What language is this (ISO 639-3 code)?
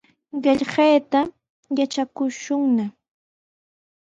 qws